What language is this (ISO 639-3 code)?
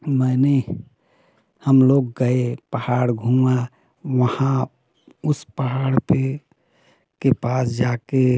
hin